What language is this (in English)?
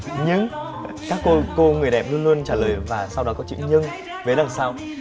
Vietnamese